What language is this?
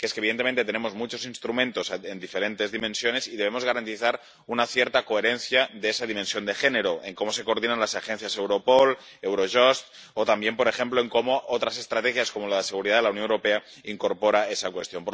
Spanish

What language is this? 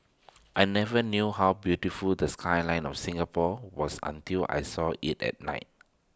English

